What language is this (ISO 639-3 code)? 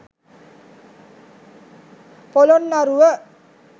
sin